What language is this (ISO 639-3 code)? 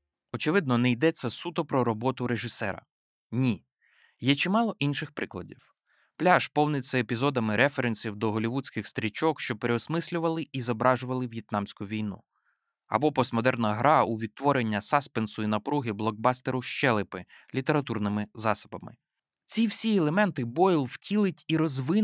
ukr